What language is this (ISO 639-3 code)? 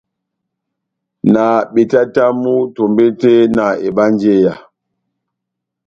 bnm